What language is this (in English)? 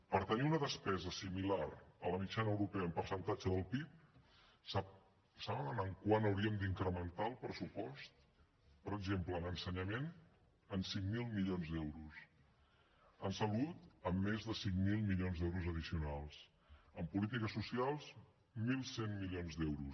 Catalan